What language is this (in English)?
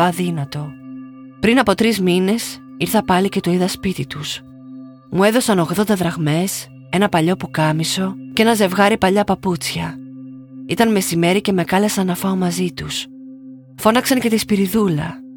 Greek